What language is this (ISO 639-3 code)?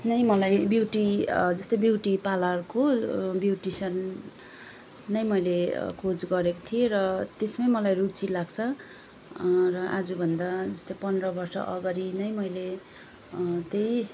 nep